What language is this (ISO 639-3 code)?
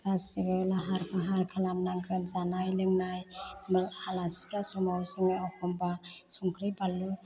brx